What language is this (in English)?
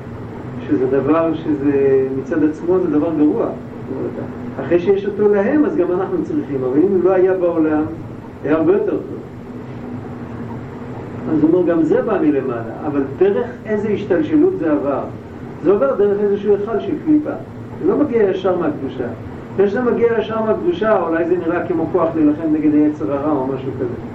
Hebrew